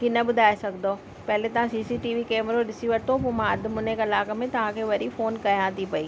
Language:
Sindhi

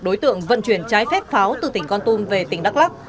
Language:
Vietnamese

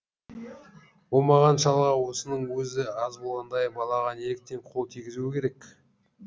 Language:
Kazakh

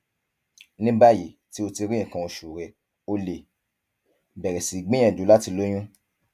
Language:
Yoruba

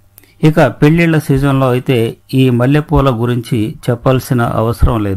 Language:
Telugu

